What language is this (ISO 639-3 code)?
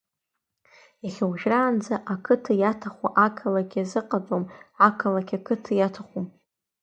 abk